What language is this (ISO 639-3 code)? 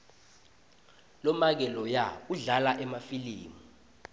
ssw